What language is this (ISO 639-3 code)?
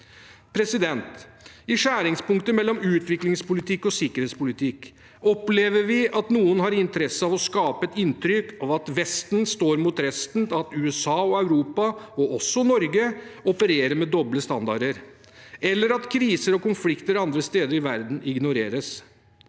nor